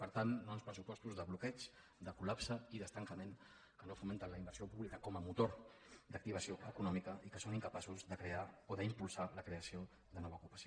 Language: Catalan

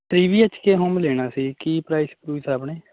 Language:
Punjabi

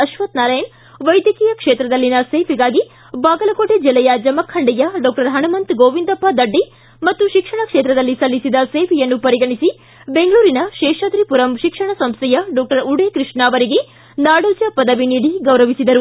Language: Kannada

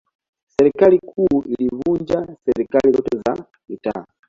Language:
Swahili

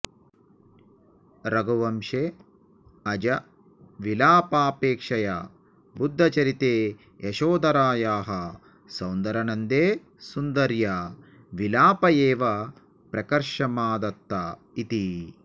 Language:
Sanskrit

